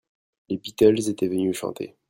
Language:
French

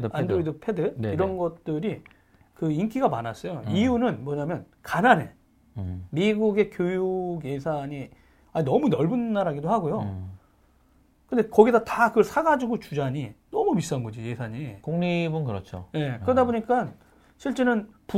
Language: Korean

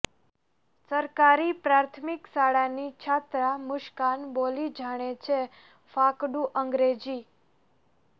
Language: Gujarati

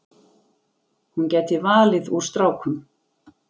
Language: Icelandic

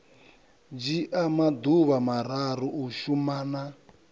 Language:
Venda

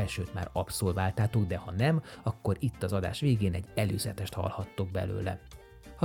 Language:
Hungarian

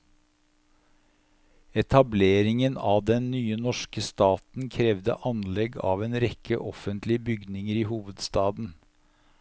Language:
Norwegian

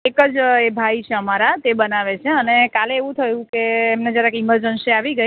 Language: Gujarati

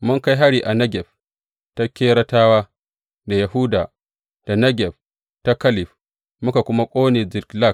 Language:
Hausa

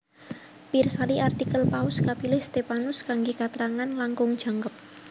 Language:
Javanese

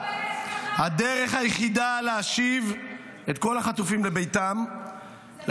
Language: Hebrew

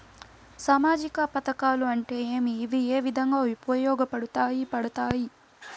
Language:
Telugu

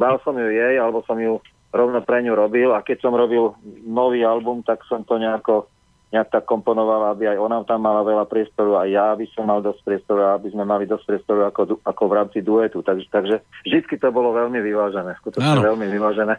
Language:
Slovak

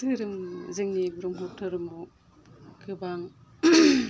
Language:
Bodo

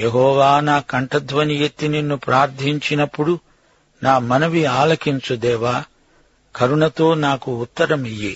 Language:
Telugu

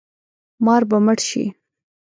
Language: Pashto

